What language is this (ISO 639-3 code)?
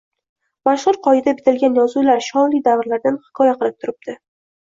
uzb